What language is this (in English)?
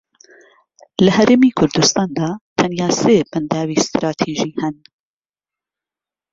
Central Kurdish